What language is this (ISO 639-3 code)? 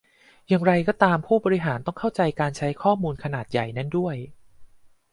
tha